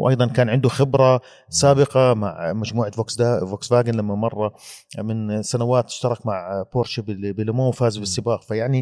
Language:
Arabic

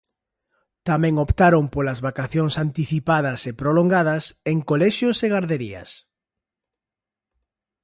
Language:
Galician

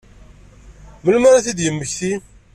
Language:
Kabyle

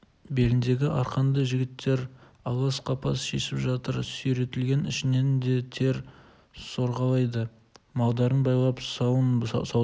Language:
Kazakh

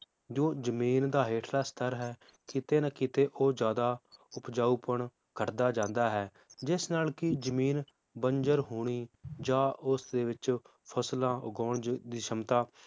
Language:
Punjabi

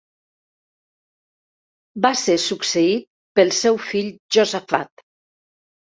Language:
Catalan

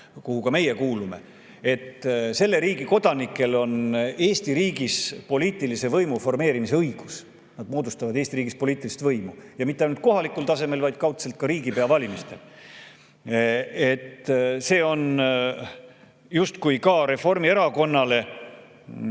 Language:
Estonian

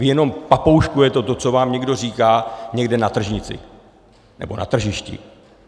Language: Czech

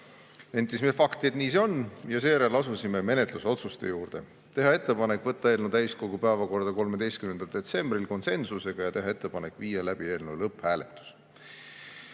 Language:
Estonian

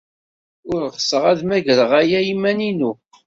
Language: Kabyle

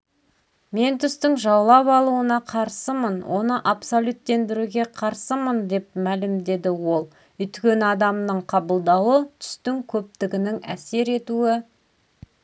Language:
Kazakh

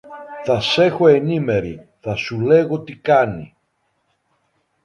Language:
Greek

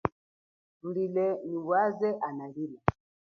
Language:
Chokwe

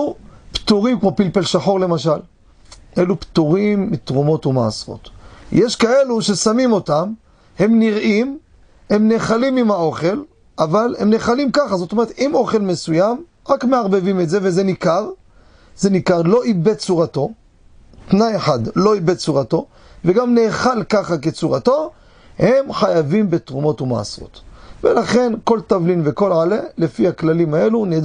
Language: Hebrew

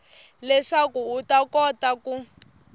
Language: Tsonga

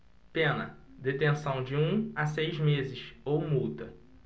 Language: Portuguese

